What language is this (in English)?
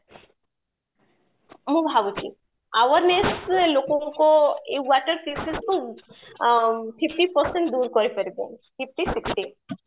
Odia